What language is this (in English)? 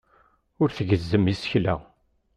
Kabyle